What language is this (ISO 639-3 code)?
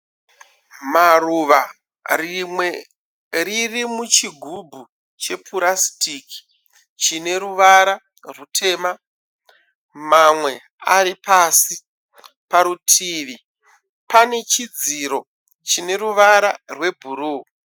sna